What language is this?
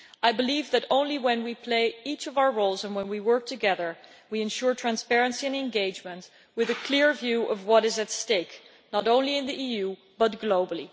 English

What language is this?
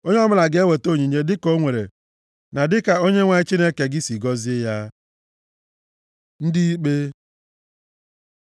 Igbo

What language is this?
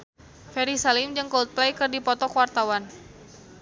Sundanese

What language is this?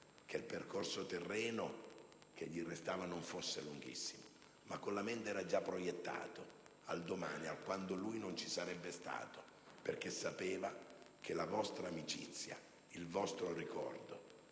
Italian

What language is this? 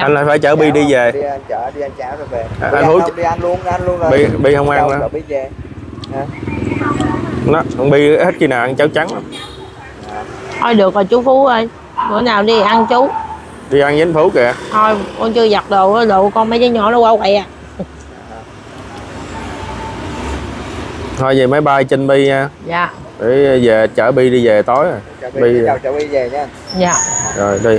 Vietnamese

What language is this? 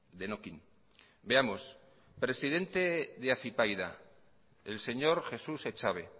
Spanish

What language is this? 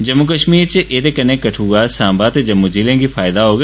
Dogri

